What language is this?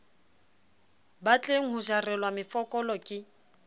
Southern Sotho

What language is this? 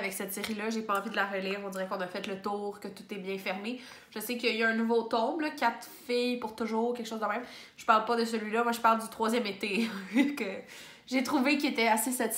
French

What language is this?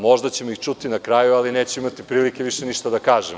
Serbian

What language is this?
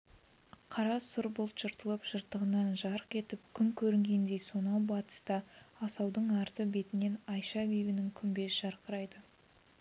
Kazakh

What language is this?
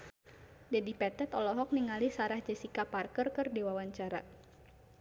Sundanese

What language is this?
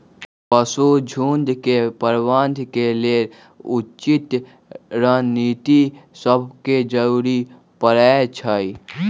Magahi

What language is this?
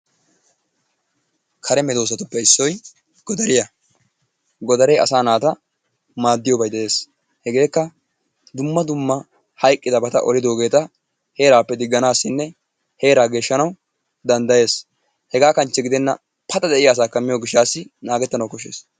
Wolaytta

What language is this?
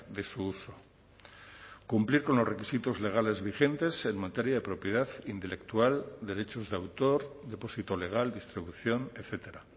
Spanish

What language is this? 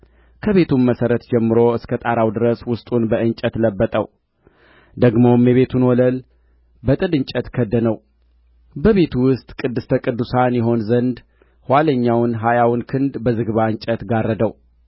Amharic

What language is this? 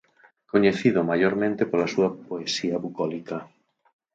Galician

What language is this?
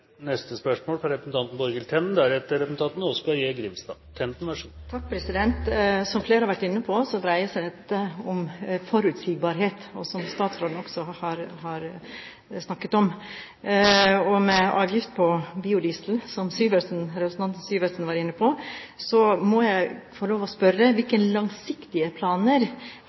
Norwegian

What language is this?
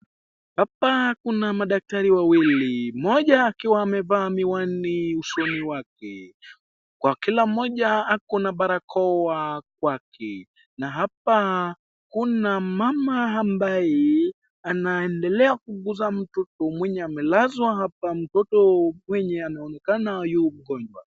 Swahili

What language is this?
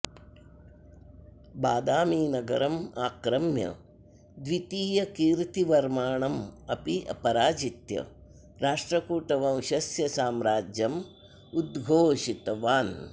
Sanskrit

